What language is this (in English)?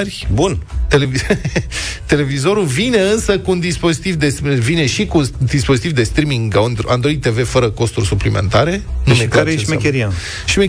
Romanian